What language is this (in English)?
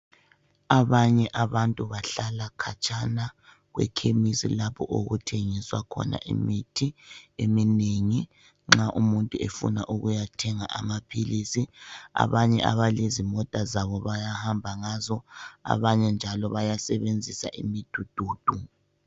North Ndebele